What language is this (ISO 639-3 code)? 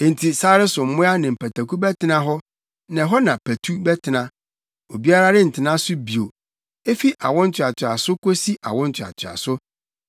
aka